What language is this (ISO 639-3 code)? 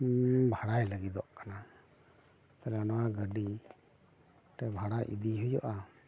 sat